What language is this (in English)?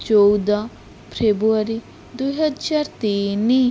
Odia